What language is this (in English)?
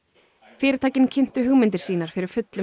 Icelandic